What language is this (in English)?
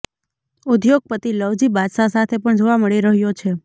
Gujarati